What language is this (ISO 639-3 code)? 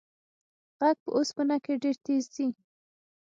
pus